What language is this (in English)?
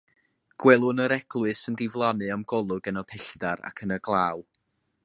Welsh